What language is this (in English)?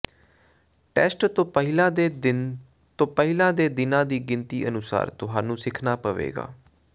Punjabi